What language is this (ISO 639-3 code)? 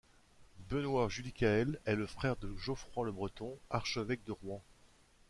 fra